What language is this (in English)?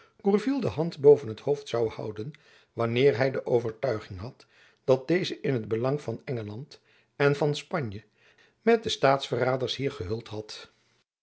Dutch